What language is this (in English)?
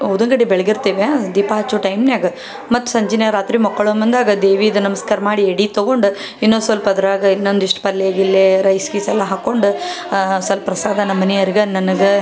Kannada